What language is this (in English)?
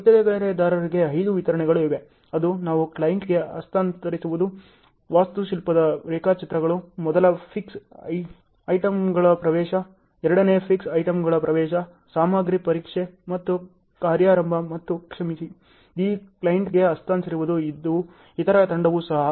Kannada